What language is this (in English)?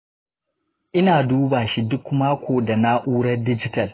Hausa